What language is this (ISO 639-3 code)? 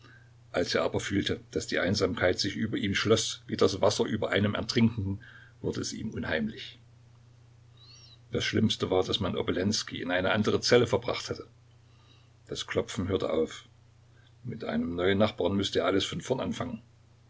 deu